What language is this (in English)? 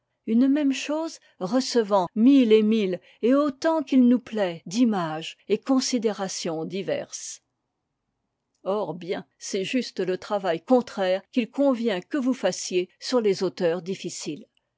French